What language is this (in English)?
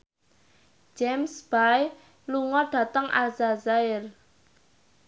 Javanese